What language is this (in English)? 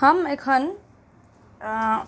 Maithili